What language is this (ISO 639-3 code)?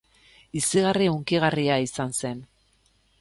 eus